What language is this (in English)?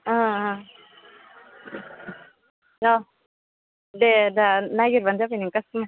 Bodo